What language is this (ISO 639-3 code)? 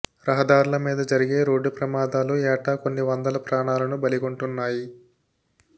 tel